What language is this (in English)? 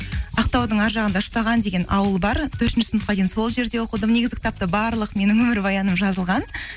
Kazakh